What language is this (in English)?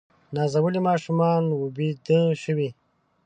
Pashto